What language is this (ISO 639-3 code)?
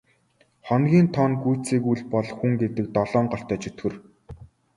mon